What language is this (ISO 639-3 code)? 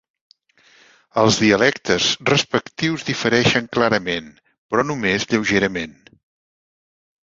cat